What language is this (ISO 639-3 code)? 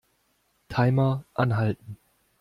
deu